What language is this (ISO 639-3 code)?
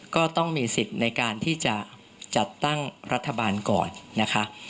tha